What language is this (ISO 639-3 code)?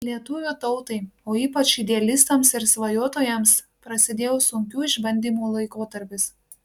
lit